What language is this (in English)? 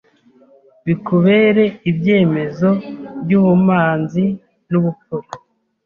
Kinyarwanda